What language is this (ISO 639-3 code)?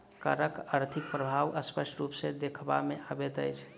mai